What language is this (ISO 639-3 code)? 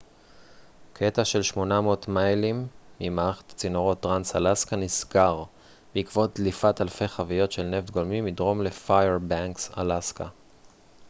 heb